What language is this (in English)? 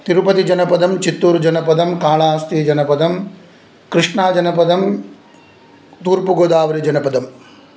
Sanskrit